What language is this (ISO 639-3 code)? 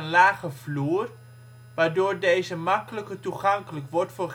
nld